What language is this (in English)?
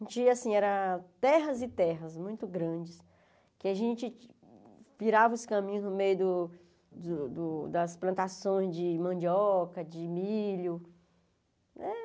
Portuguese